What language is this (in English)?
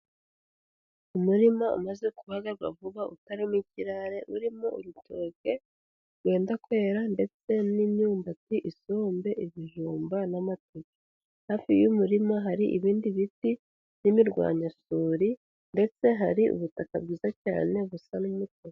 Kinyarwanda